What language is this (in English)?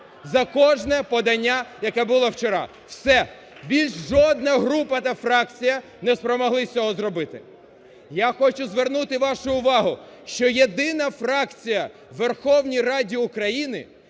Ukrainian